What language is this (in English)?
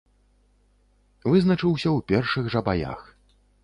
Belarusian